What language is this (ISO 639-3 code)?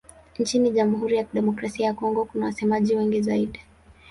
swa